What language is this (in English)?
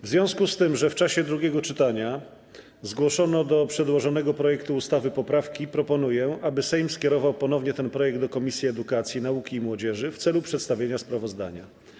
Polish